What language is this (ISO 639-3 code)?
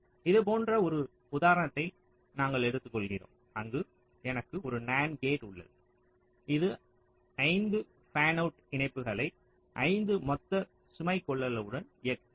tam